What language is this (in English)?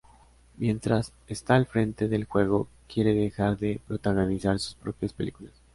Spanish